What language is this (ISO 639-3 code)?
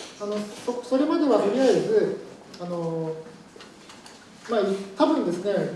jpn